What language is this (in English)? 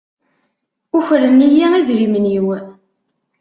Kabyle